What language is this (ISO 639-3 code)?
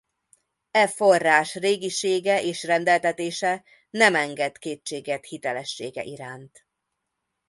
hun